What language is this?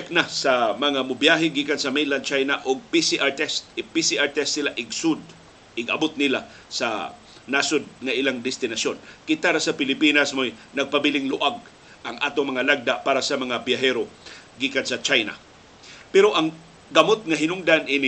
Filipino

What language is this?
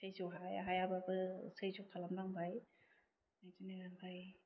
Bodo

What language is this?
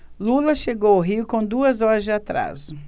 Portuguese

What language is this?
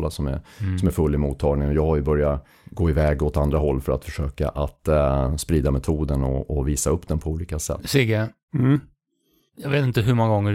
Swedish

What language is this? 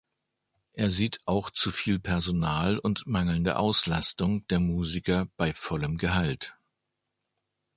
German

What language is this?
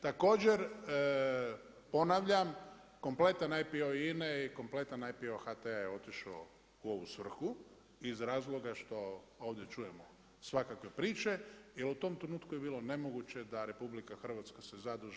Croatian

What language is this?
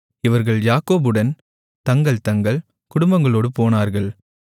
Tamil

